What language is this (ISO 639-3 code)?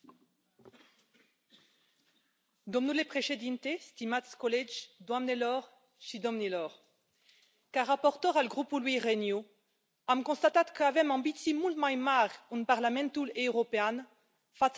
ron